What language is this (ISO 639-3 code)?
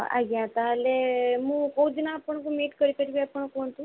ori